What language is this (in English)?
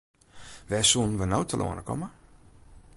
Western Frisian